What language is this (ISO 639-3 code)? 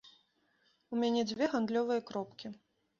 bel